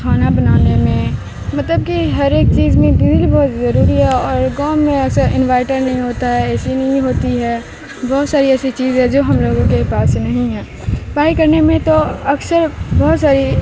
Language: Urdu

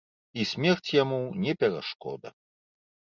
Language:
Belarusian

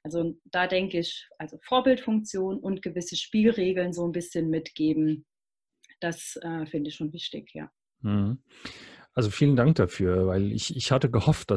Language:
German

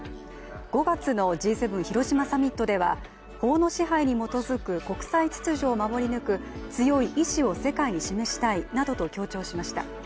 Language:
Japanese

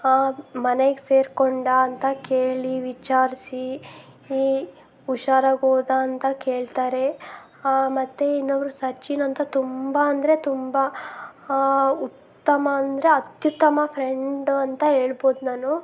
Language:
Kannada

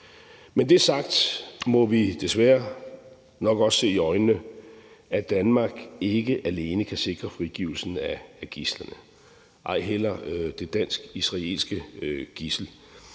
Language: Danish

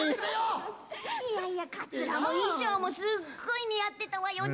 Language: Japanese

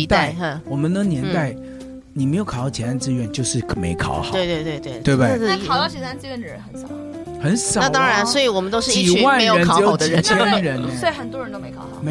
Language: Chinese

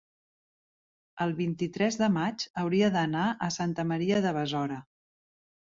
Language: Catalan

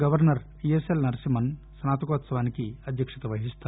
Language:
Telugu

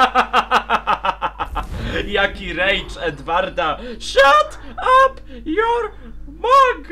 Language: Polish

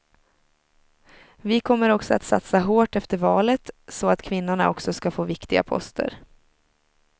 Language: Swedish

